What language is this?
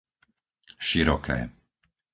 Slovak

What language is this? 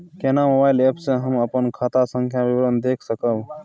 Maithili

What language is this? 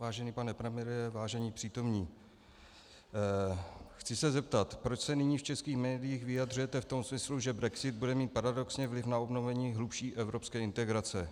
Czech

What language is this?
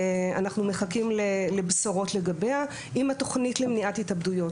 Hebrew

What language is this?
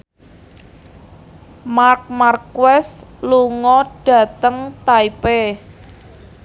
Javanese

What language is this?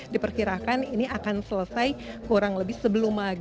Indonesian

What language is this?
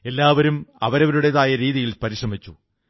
Malayalam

